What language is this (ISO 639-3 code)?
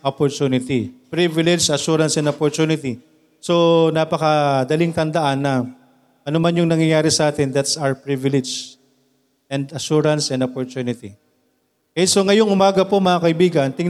fil